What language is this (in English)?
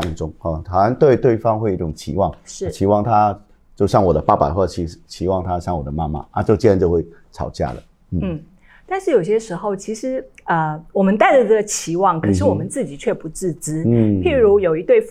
Chinese